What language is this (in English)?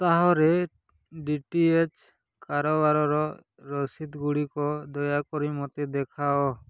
Odia